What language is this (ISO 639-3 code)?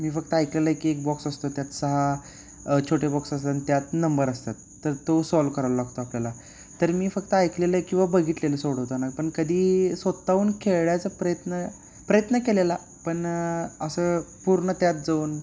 mar